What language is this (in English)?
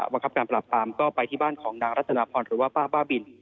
Thai